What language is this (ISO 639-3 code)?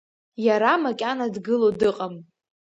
abk